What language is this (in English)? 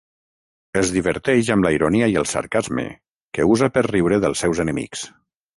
Catalan